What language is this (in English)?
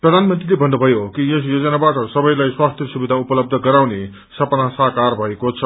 Nepali